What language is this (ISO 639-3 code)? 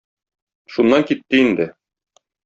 tat